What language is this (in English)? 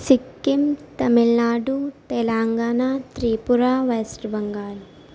Urdu